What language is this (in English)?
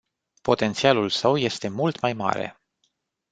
Romanian